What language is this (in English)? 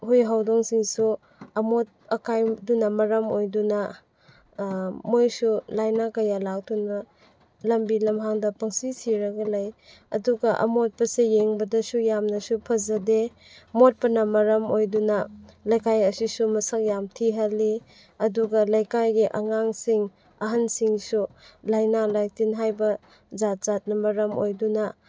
Manipuri